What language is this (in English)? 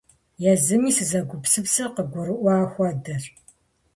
Kabardian